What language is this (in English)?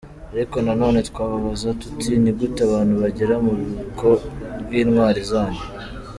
Kinyarwanda